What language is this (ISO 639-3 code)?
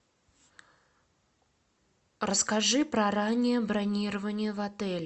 rus